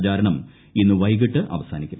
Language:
Malayalam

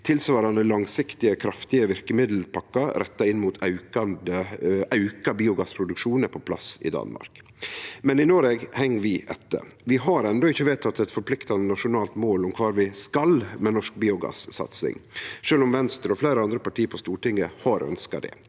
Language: Norwegian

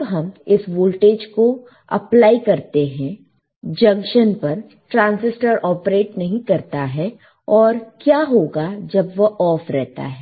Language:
Hindi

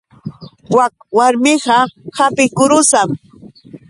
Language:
Yauyos Quechua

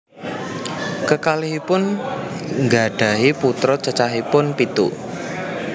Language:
Javanese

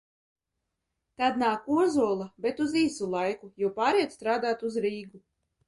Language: Latvian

